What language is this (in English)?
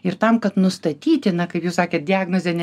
Lithuanian